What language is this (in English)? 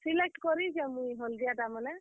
Odia